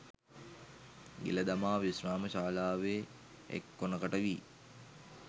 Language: Sinhala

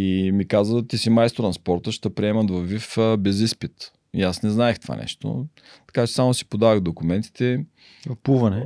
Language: Bulgarian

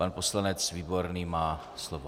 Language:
Czech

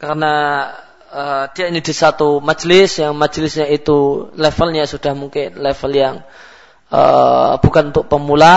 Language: Malay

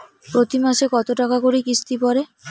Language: Bangla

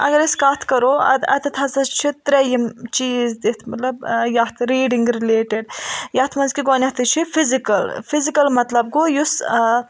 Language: Kashmiri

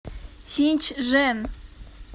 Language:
Russian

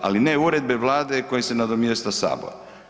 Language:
Croatian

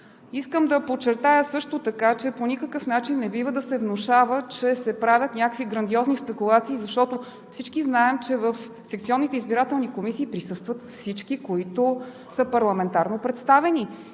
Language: Bulgarian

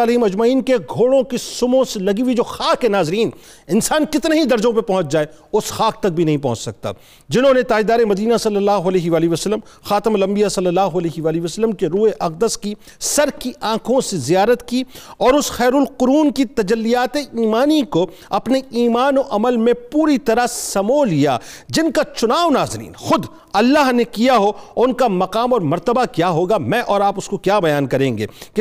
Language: Urdu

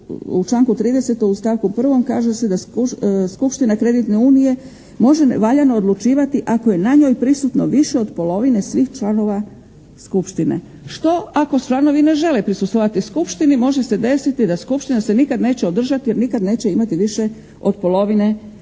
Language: Croatian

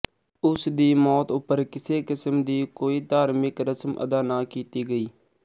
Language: Punjabi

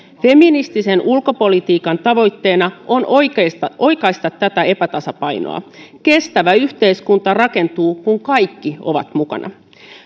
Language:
Finnish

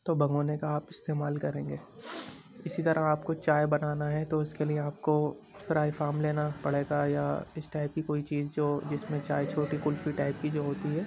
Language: Urdu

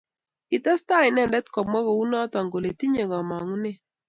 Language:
Kalenjin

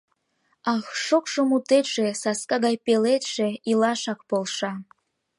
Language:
Mari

